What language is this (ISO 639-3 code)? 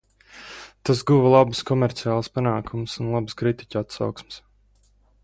lav